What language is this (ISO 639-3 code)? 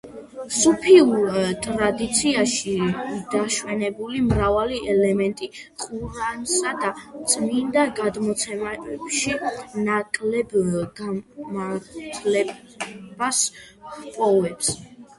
kat